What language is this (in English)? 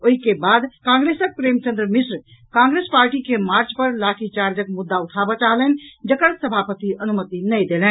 Maithili